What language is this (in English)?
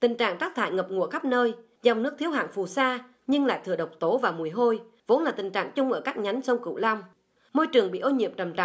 Vietnamese